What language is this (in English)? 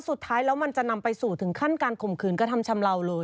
Thai